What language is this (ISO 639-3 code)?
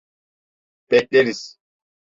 tur